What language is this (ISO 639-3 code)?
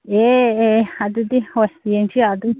mni